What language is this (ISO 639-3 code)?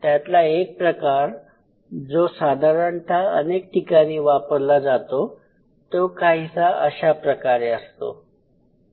mar